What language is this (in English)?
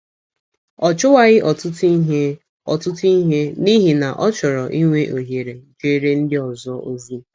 Igbo